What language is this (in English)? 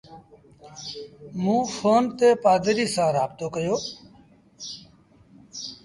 Sindhi Bhil